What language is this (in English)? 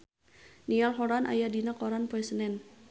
Sundanese